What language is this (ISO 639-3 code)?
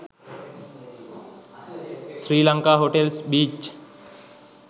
sin